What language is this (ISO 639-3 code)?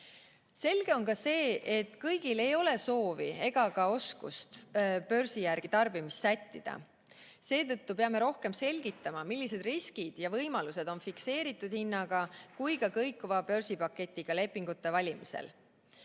est